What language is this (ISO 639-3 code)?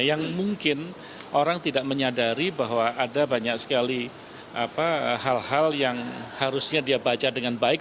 ind